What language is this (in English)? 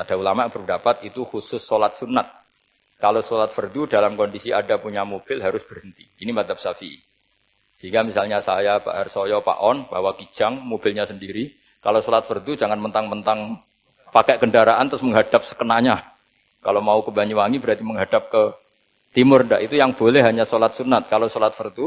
Indonesian